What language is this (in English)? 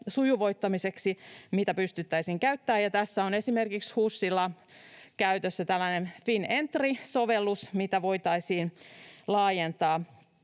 Finnish